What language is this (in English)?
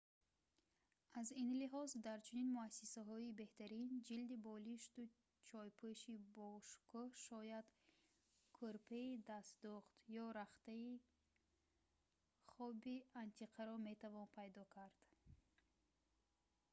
Tajik